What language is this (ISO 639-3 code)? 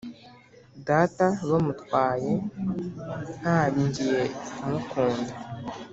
kin